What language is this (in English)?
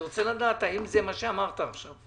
Hebrew